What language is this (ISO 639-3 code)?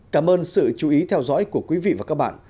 vie